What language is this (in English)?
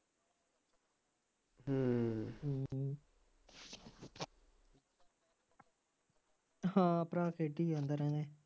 Punjabi